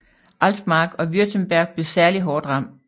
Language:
Danish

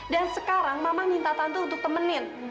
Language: Indonesian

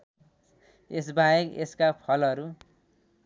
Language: Nepali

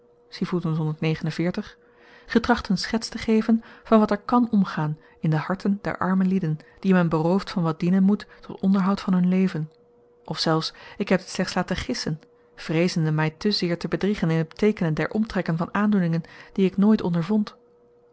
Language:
Dutch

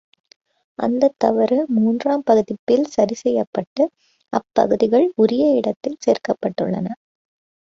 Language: Tamil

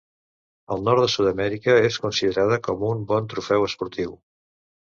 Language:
Catalan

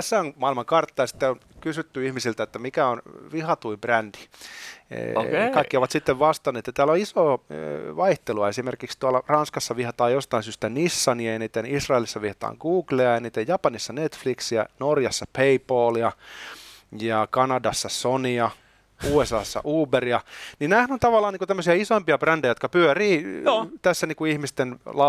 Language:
Finnish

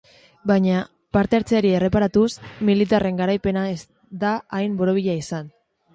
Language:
Basque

